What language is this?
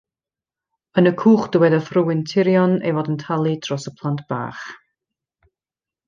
Welsh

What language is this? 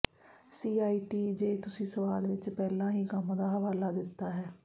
Punjabi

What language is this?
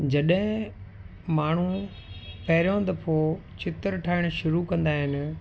Sindhi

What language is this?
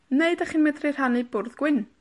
Welsh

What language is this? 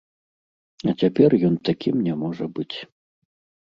Belarusian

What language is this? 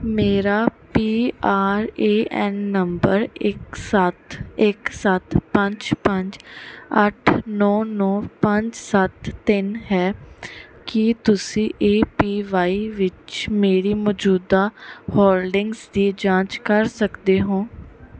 Punjabi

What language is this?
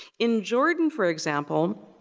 English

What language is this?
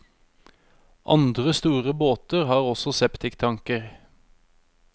Norwegian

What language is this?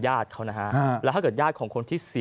Thai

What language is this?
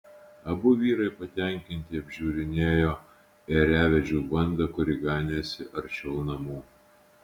Lithuanian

